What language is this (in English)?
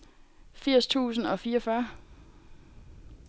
Danish